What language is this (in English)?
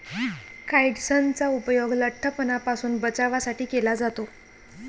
Marathi